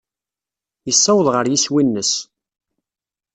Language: Kabyle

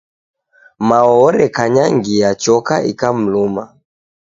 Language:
Taita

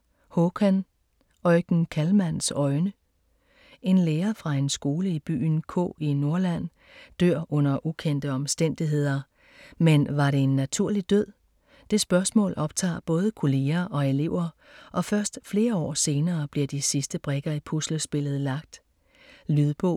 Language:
Danish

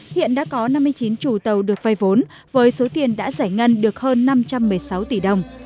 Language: Vietnamese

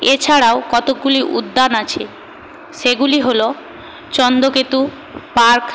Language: Bangla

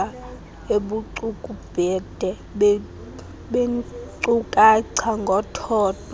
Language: Xhosa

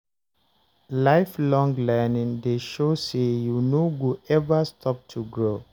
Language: Nigerian Pidgin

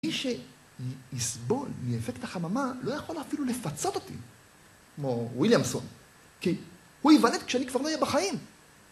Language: Hebrew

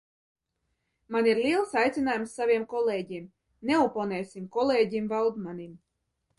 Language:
Latvian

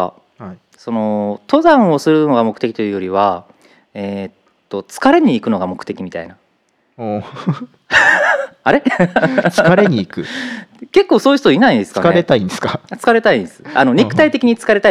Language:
Japanese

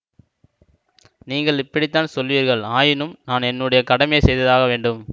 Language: Tamil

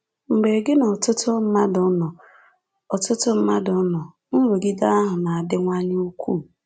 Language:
Igbo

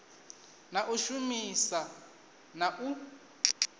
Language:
Venda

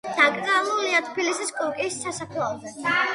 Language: Georgian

